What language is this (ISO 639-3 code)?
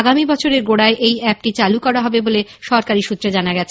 ben